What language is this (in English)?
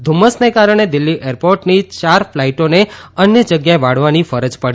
Gujarati